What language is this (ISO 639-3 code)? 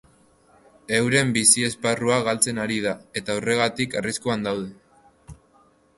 eus